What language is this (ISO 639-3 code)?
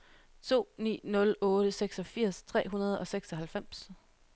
dan